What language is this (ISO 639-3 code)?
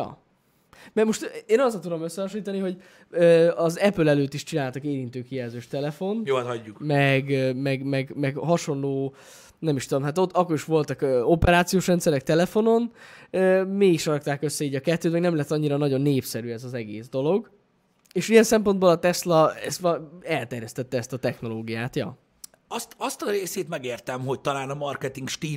hun